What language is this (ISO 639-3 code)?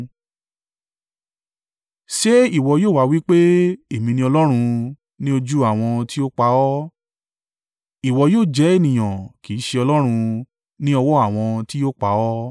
yor